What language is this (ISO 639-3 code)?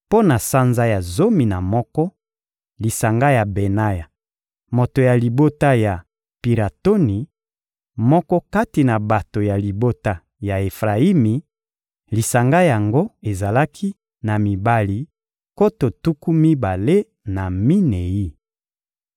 lin